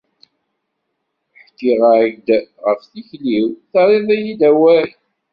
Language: Kabyle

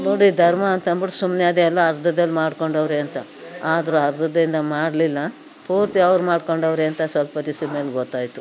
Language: Kannada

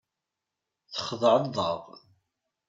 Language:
Kabyle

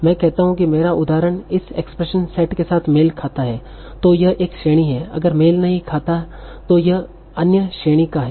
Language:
Hindi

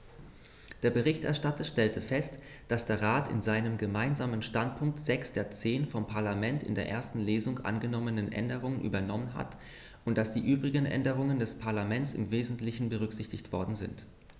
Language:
German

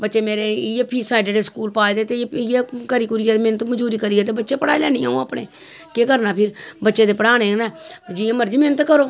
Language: Dogri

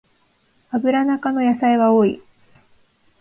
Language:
Japanese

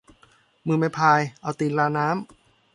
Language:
Thai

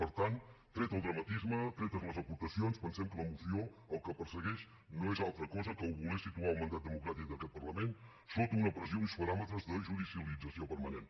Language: Catalan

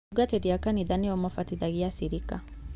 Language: Kikuyu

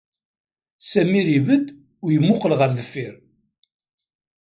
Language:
Kabyle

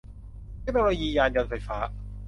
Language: Thai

